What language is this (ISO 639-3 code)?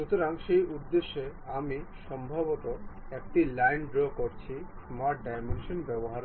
ben